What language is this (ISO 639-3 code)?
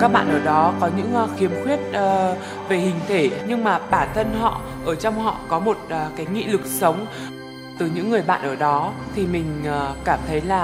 vie